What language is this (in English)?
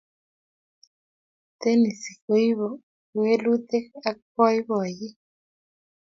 Kalenjin